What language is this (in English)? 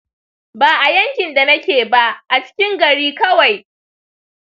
Hausa